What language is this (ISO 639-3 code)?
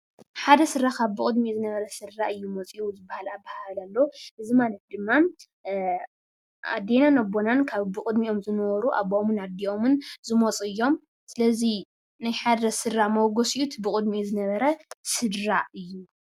tir